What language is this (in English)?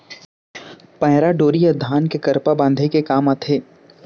Chhattisgarhi